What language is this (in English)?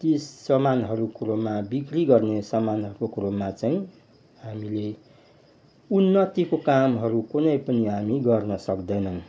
Nepali